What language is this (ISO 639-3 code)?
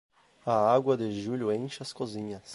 por